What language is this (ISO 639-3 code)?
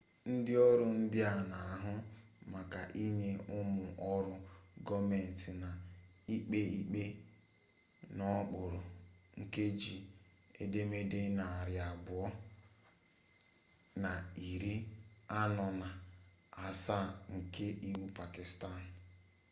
ibo